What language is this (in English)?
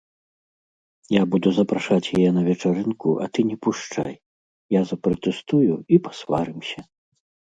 Belarusian